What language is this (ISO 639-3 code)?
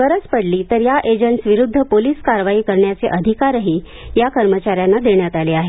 mar